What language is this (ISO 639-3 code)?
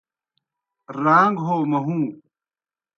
plk